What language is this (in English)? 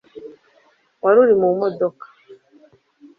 Kinyarwanda